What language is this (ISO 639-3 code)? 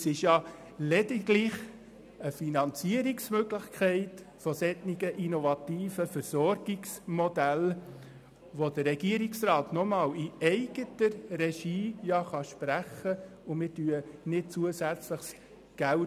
gsw